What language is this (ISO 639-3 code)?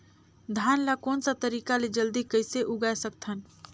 hne